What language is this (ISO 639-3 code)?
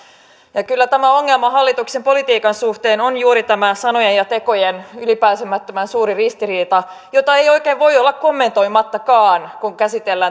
fin